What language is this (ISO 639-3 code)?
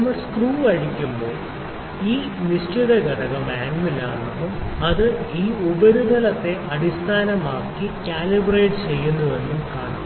mal